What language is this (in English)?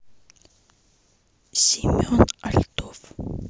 Russian